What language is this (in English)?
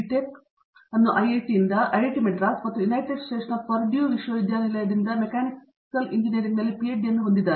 Kannada